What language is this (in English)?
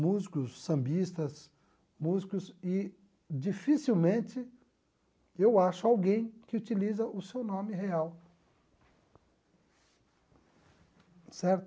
Portuguese